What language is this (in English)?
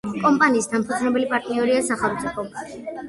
Georgian